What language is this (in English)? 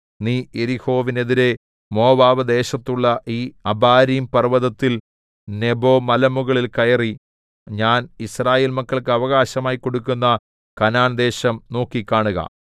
Malayalam